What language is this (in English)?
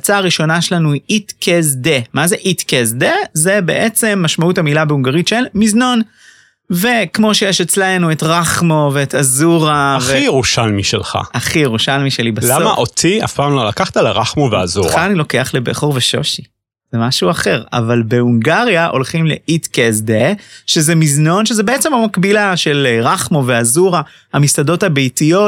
Hebrew